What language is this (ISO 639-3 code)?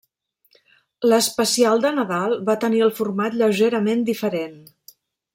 cat